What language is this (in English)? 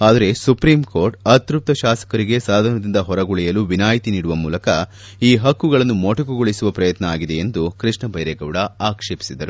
Kannada